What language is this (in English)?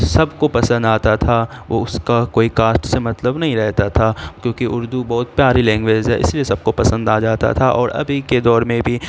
Urdu